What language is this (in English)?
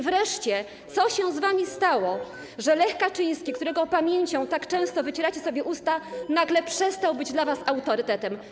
Polish